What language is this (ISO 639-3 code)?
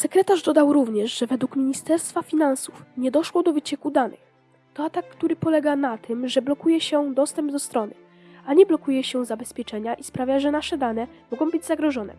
pol